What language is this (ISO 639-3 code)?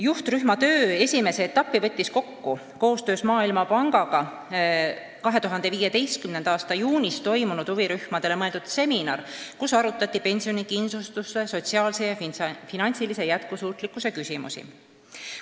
est